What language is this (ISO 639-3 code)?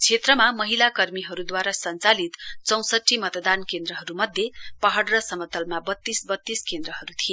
nep